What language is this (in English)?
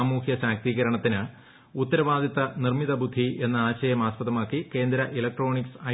Malayalam